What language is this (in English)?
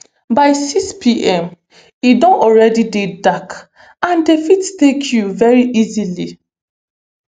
Nigerian Pidgin